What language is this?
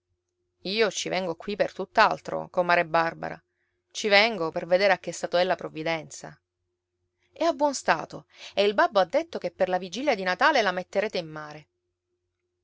Italian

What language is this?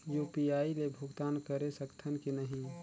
Chhattisgarhi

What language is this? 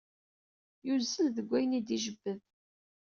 Kabyle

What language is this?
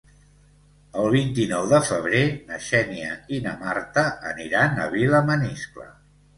Catalan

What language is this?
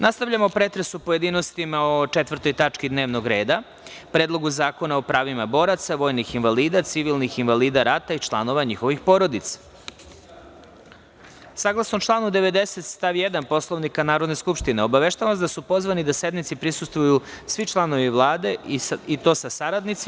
Serbian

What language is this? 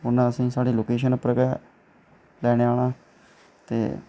Dogri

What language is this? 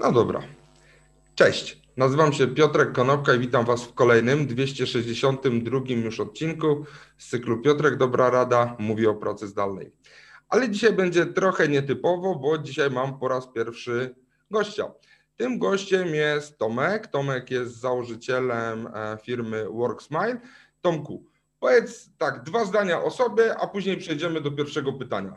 Polish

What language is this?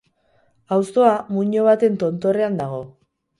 Basque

